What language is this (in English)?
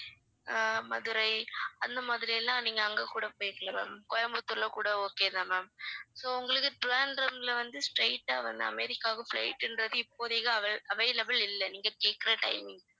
Tamil